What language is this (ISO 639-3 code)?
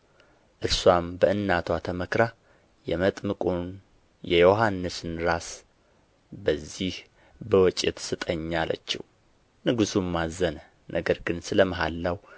amh